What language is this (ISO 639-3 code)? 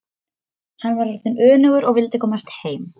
isl